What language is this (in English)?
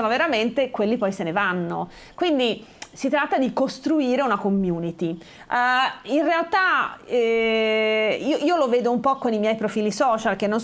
Italian